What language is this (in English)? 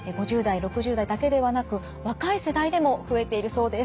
Japanese